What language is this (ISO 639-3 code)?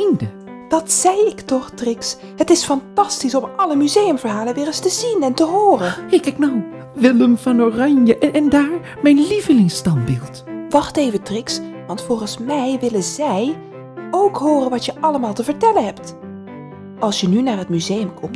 nld